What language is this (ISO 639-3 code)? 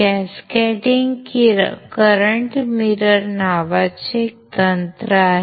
mar